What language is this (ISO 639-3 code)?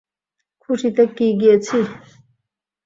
ben